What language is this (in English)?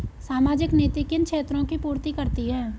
Hindi